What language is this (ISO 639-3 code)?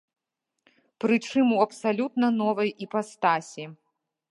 bel